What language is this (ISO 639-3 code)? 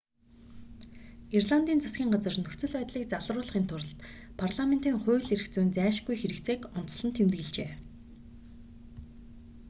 mon